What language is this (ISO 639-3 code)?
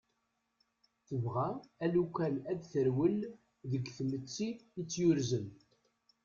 kab